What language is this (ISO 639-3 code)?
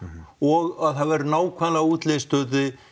isl